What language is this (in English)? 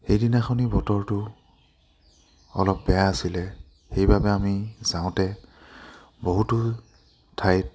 Assamese